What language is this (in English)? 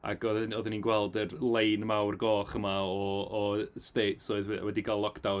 Welsh